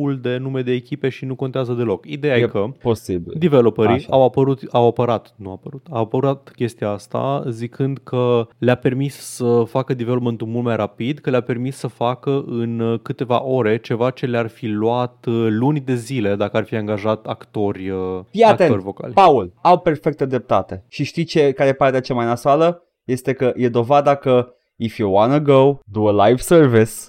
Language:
Romanian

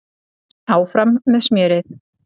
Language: Icelandic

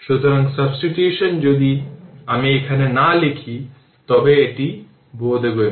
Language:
Bangla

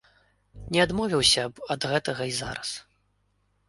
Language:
Belarusian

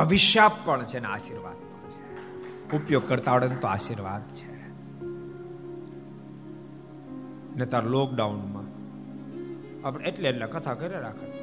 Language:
Gujarati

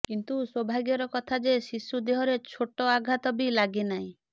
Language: Odia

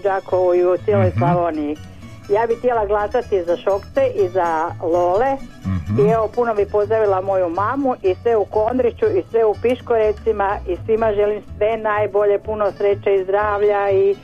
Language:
Croatian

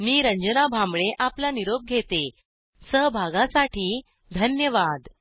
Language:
Marathi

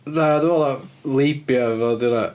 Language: Welsh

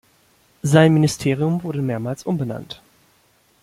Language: German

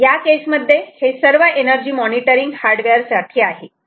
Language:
Marathi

